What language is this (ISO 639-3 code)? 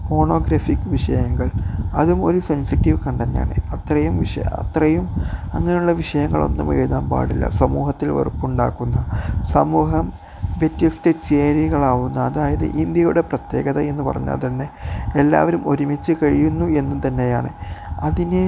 mal